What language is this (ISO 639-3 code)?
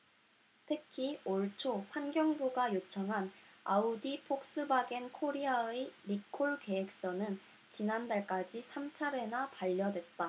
kor